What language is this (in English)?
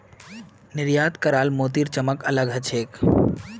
Magahi